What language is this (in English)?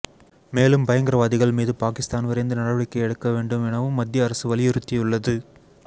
Tamil